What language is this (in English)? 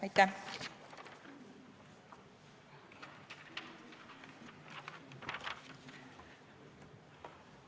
Estonian